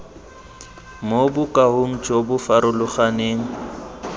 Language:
Tswana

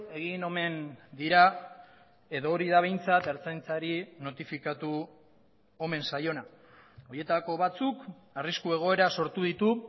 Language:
Basque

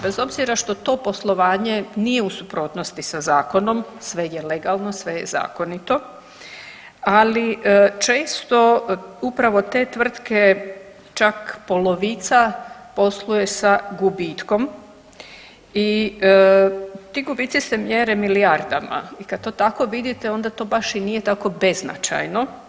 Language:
Croatian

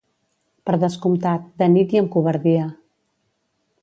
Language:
Catalan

